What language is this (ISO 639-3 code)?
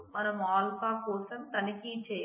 tel